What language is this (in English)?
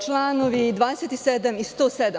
Serbian